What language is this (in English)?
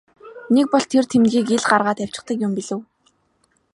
Mongolian